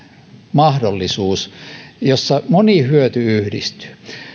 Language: Finnish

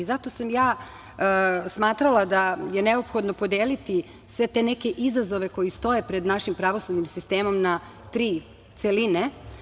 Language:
Serbian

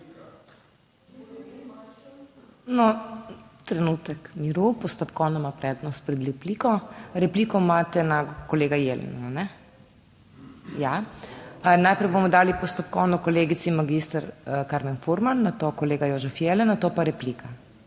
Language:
Slovenian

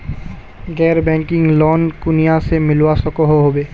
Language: Magahi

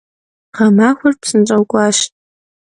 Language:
Kabardian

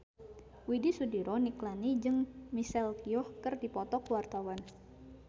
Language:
Sundanese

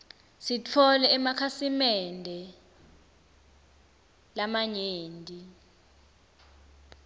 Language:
Swati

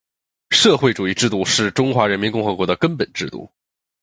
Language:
Chinese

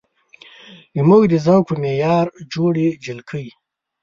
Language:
Pashto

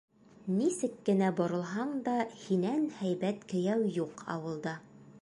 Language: Bashkir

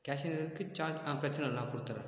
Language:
Tamil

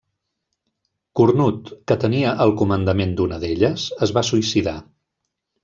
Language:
Catalan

